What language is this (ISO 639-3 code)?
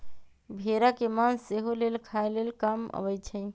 mag